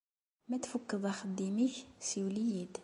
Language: Kabyle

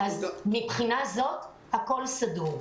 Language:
Hebrew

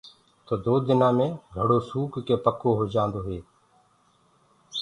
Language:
Gurgula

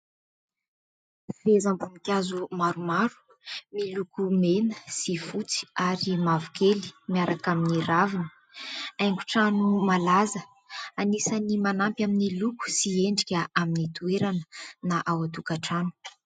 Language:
Malagasy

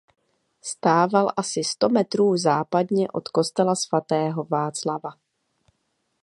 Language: Czech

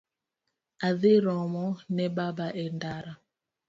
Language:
Luo (Kenya and Tanzania)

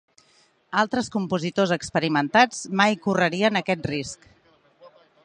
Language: Catalan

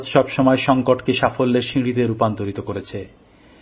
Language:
Bangla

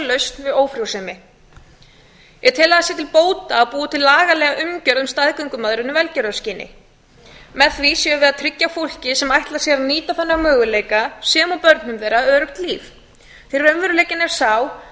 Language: Icelandic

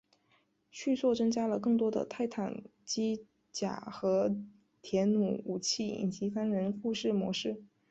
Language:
Chinese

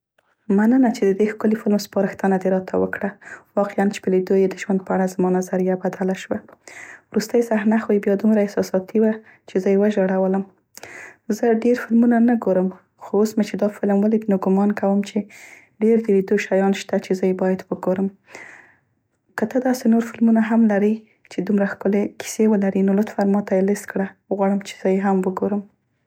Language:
Central Pashto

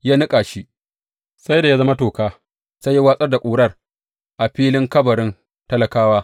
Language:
Hausa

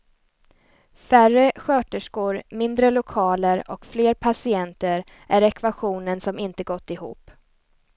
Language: Swedish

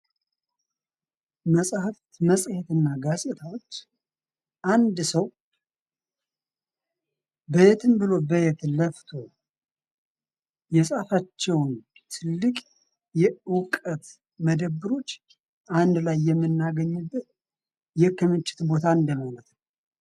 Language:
Amharic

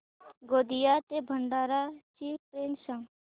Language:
Marathi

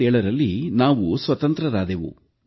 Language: Kannada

